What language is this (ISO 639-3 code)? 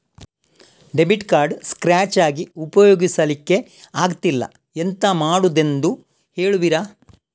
kan